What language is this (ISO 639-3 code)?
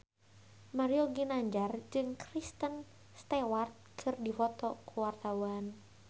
sun